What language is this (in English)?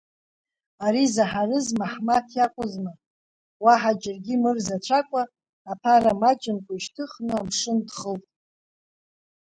Abkhazian